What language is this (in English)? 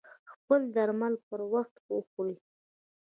Pashto